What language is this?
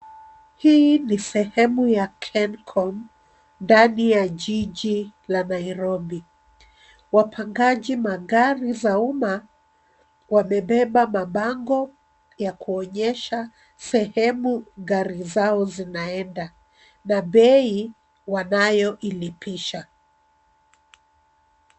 Swahili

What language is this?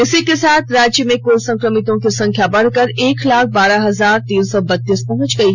Hindi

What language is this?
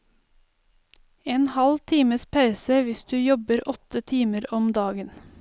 Norwegian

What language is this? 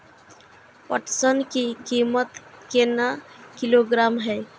Maithili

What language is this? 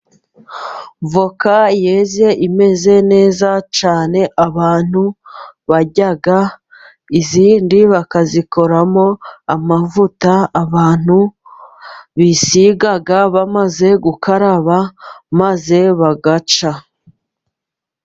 Kinyarwanda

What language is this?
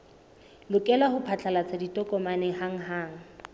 Southern Sotho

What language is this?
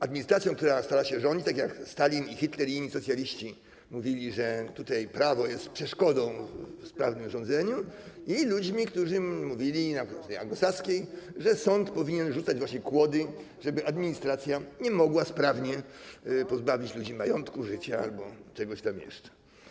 Polish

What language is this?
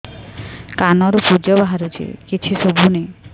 Odia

